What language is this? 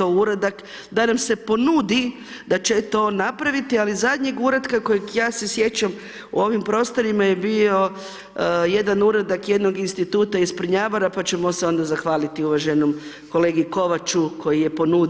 Croatian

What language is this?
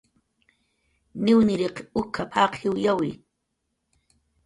Jaqaru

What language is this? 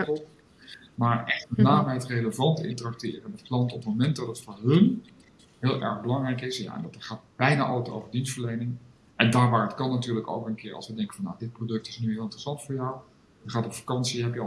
Dutch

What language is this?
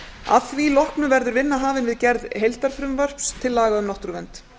Icelandic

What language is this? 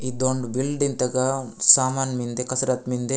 Gondi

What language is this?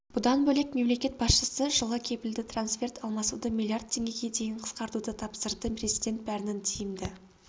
Kazakh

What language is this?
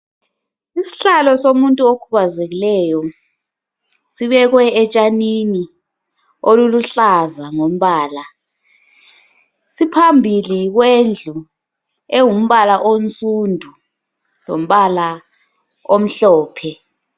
North Ndebele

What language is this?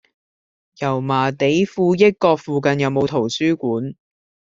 Cantonese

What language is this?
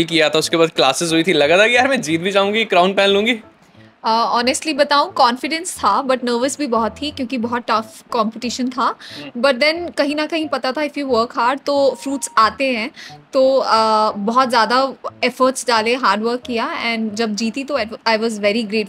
Hindi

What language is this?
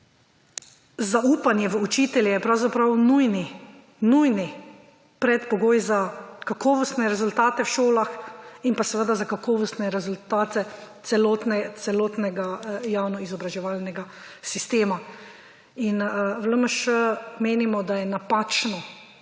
Slovenian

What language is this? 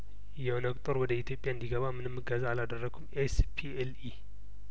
Amharic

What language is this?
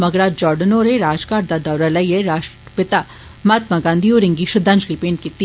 Dogri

